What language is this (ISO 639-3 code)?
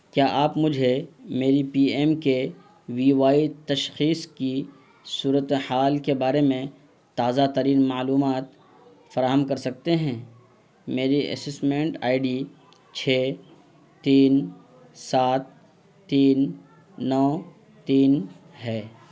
urd